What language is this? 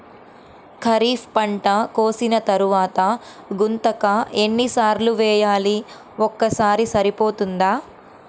Telugu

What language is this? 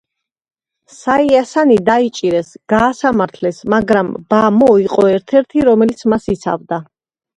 Georgian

